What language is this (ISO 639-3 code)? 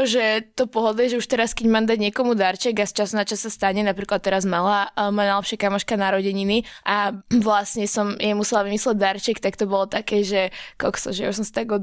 slk